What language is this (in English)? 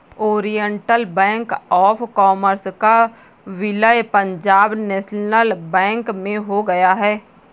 Hindi